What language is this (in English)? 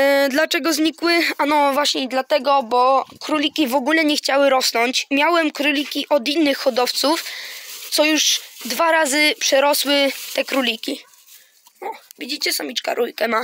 Polish